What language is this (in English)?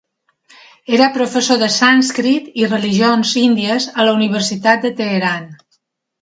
Catalan